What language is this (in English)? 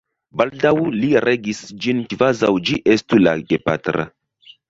Esperanto